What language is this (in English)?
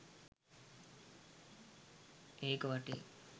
Sinhala